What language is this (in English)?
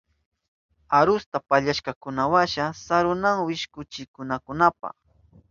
Southern Pastaza Quechua